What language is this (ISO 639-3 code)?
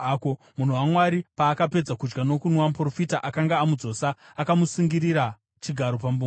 sna